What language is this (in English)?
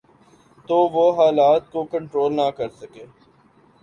Urdu